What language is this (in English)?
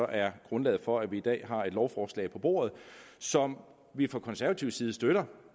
Danish